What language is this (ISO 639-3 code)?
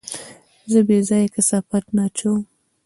pus